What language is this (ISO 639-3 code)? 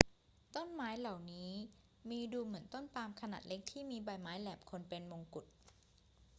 tha